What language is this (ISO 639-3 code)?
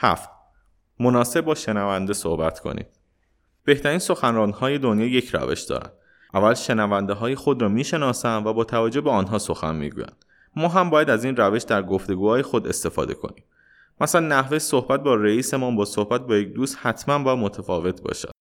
fas